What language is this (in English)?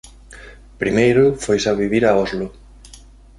Galician